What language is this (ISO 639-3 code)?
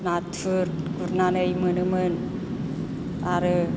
brx